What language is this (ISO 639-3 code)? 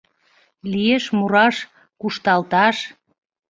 chm